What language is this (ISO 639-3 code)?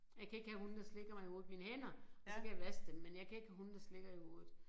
dan